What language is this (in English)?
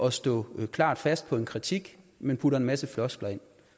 Danish